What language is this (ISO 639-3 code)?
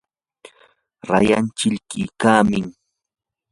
qur